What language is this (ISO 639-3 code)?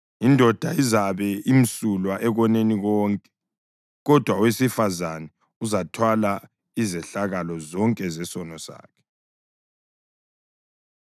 nde